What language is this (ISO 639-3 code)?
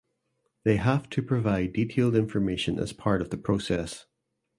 eng